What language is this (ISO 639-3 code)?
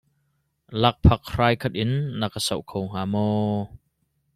cnh